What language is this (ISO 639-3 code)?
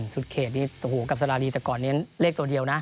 tha